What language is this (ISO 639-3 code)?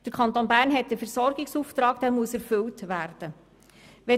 gsw